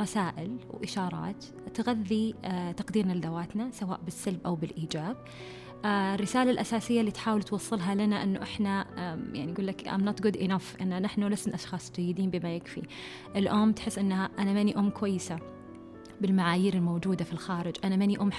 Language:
Arabic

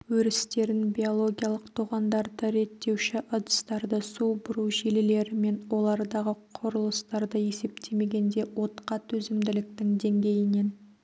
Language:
Kazakh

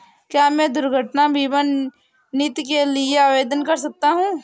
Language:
Hindi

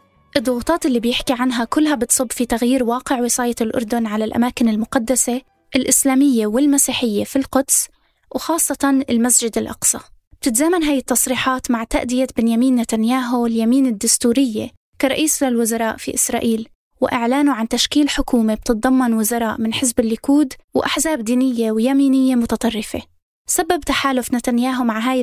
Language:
Arabic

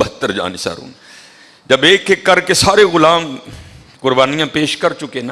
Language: Urdu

